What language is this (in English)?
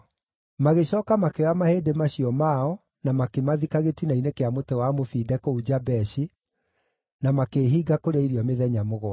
Kikuyu